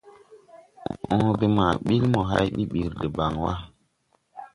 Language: Tupuri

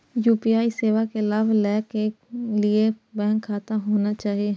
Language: Maithili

